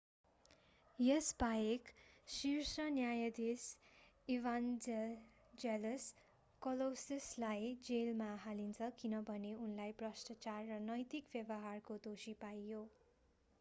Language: Nepali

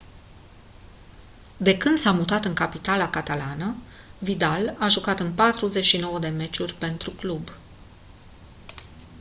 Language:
Romanian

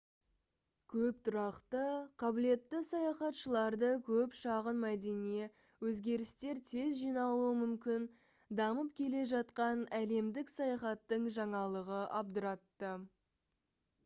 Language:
Kazakh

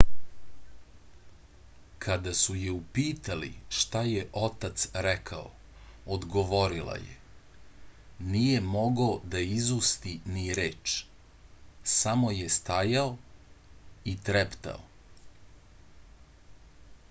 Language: Serbian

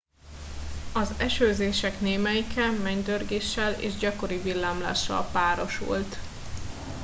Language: Hungarian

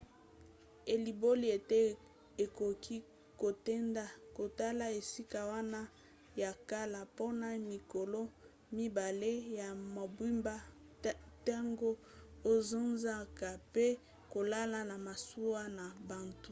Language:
Lingala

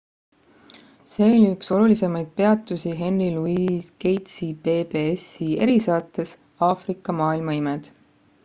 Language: Estonian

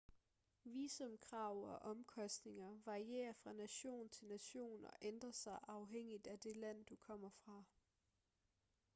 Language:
Danish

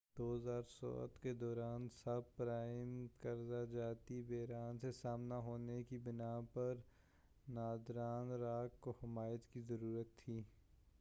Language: Urdu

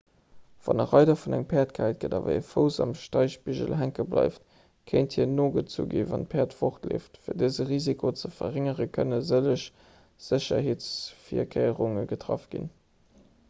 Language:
Luxembourgish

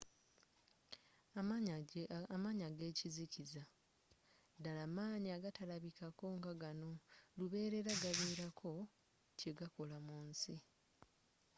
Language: Ganda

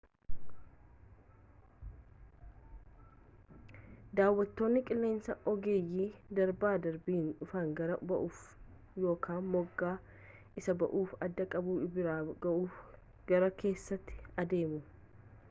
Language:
Oromo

